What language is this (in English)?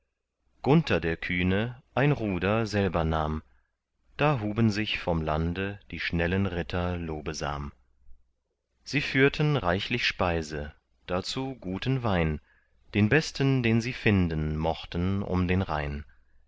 German